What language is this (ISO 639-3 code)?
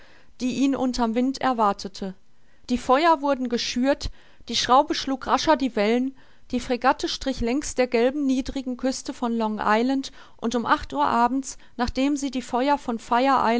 deu